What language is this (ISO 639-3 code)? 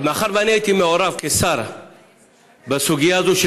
heb